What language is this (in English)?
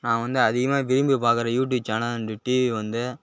Tamil